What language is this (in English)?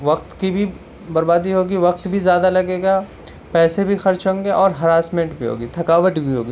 Urdu